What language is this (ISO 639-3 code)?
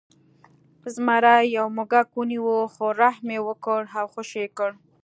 pus